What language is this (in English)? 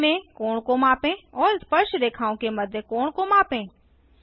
Hindi